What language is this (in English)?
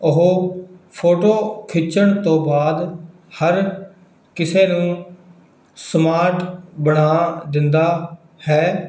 Punjabi